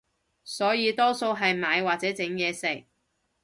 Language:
Cantonese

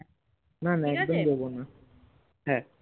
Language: Bangla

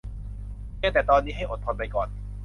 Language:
Thai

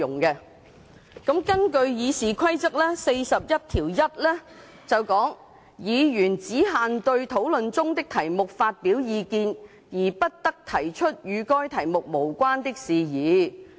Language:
Cantonese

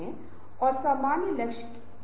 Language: Hindi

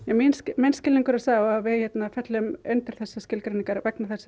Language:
Icelandic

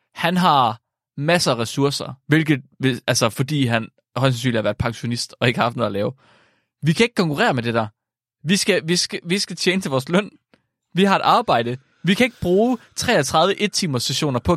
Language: Danish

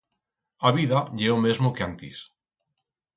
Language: Aragonese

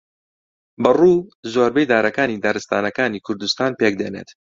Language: Central Kurdish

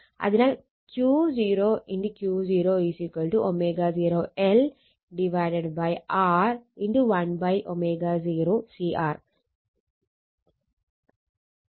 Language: Malayalam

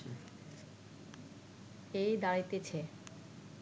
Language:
Bangla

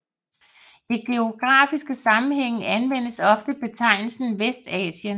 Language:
Danish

